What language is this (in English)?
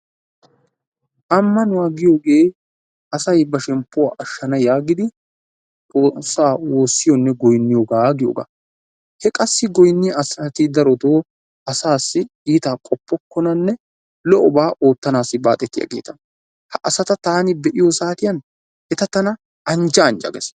Wolaytta